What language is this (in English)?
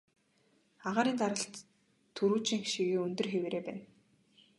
Mongolian